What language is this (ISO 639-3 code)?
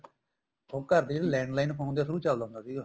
pan